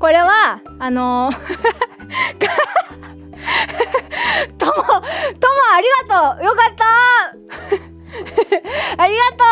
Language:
Japanese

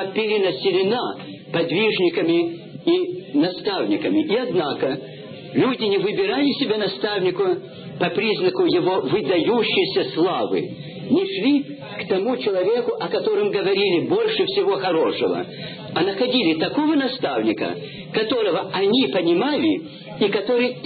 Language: Russian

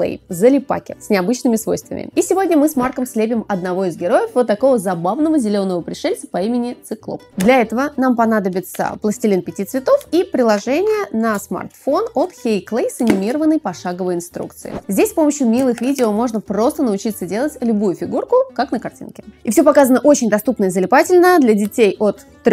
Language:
Russian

